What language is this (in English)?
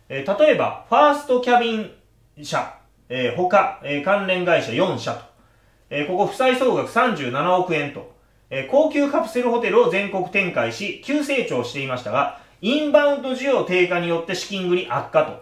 Japanese